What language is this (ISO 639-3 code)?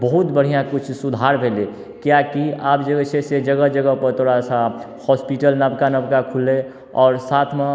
mai